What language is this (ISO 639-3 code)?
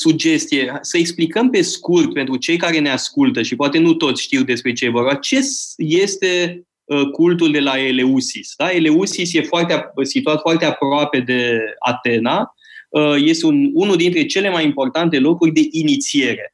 ron